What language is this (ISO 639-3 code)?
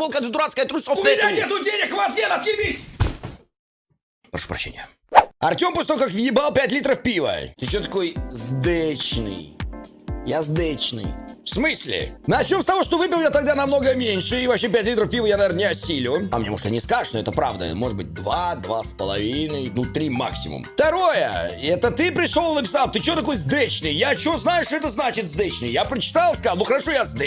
rus